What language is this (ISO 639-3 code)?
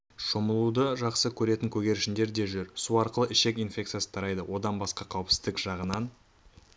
kaz